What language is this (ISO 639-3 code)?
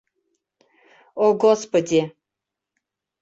bak